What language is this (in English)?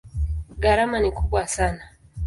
Swahili